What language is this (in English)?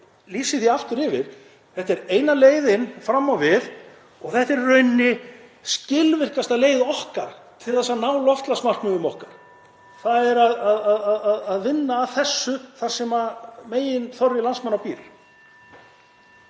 Icelandic